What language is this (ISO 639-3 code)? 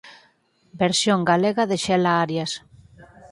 glg